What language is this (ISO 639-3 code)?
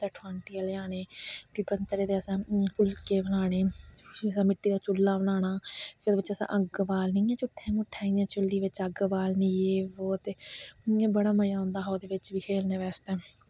doi